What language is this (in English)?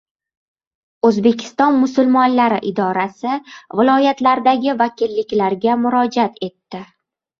Uzbek